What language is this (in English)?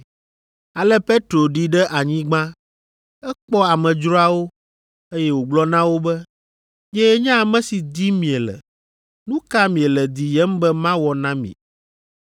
Ewe